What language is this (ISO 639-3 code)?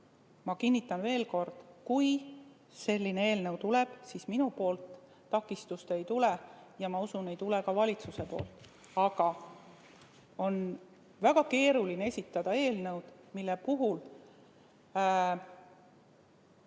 est